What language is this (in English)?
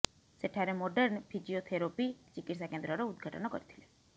Odia